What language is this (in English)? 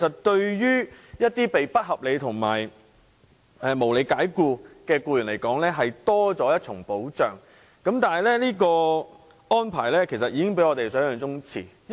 Cantonese